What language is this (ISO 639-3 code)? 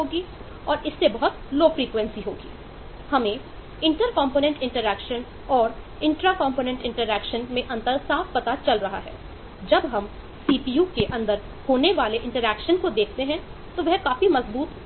hin